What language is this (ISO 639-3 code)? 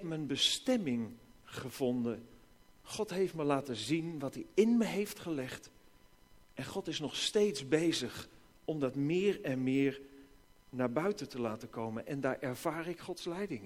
nld